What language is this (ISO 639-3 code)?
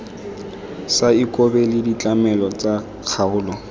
tsn